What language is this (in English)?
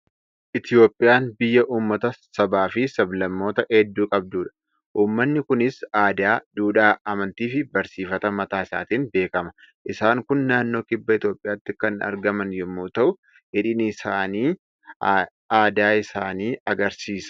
Oromo